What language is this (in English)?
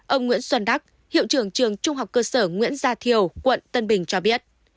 Vietnamese